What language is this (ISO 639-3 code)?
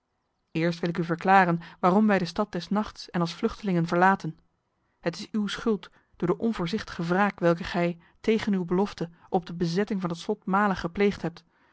nld